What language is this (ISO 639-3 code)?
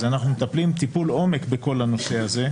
heb